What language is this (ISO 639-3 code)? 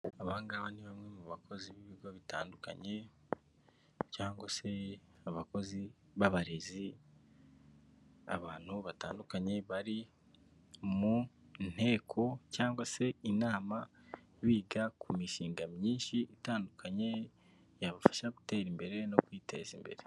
kin